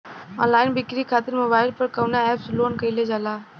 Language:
Bhojpuri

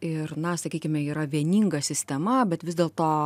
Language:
Lithuanian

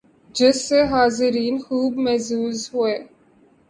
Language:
Urdu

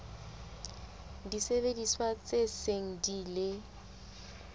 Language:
Southern Sotho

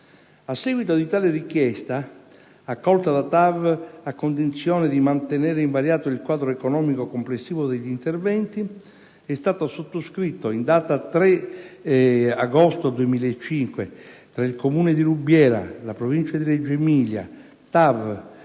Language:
Italian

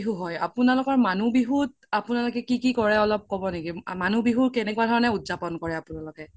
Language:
Assamese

